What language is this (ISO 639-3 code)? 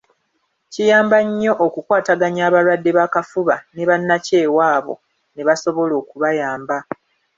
lug